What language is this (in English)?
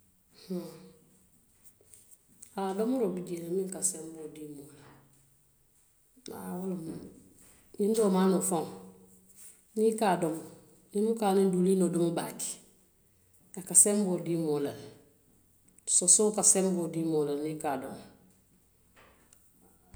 Western Maninkakan